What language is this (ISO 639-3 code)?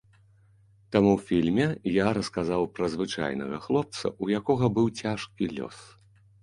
bel